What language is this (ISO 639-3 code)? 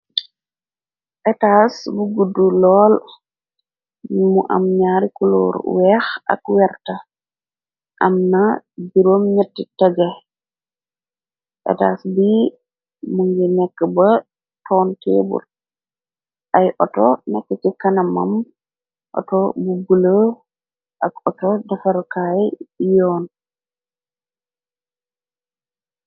wol